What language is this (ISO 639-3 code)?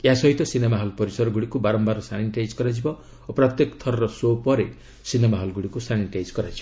ori